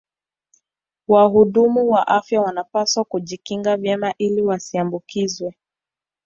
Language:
Swahili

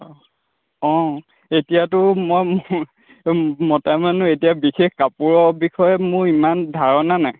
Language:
Assamese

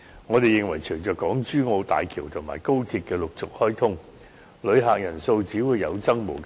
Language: Cantonese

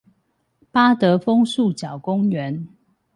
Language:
Chinese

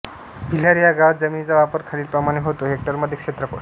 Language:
Marathi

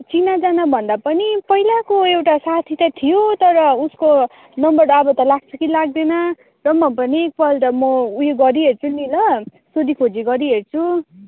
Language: Nepali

